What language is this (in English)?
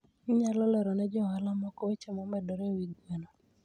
Luo (Kenya and Tanzania)